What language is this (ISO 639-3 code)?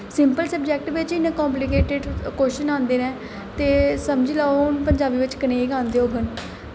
doi